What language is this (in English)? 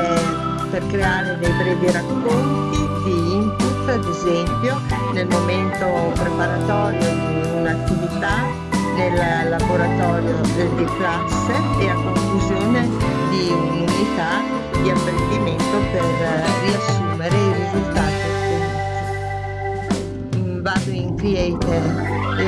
Italian